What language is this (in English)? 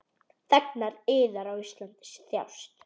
Icelandic